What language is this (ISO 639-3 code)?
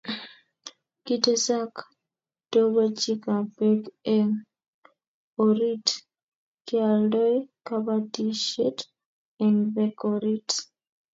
kln